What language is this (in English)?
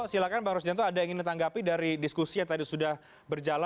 Indonesian